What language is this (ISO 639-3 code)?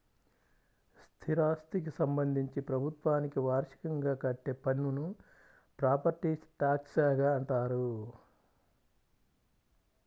tel